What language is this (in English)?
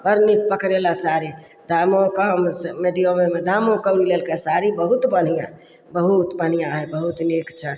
Maithili